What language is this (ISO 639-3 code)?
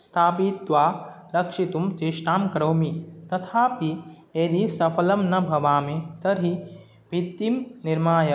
san